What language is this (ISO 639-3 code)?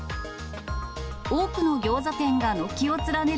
jpn